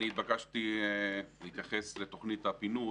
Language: Hebrew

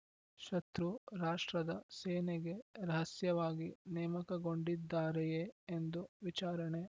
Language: Kannada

